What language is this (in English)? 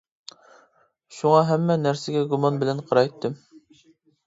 Uyghur